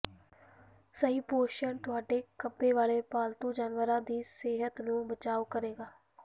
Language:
Punjabi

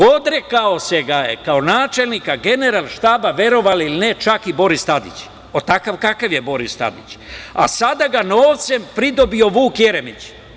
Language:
Serbian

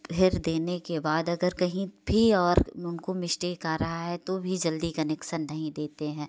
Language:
Hindi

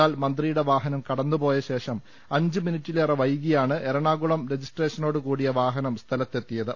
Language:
Malayalam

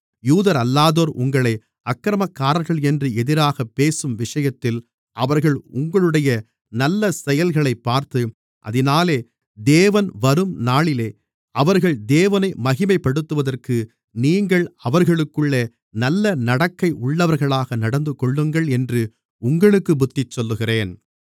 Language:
Tamil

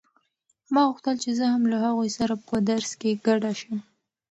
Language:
Pashto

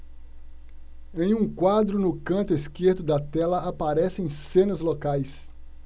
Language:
Portuguese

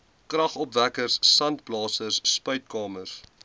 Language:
Afrikaans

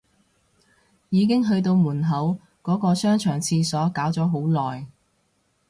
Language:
Cantonese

